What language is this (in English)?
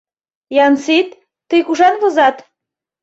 Mari